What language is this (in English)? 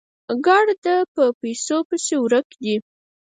Pashto